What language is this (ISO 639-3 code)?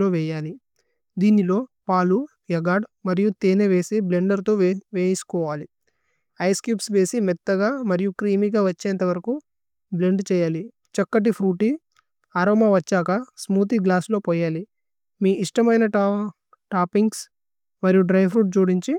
tcy